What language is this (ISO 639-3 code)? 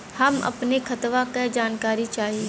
bho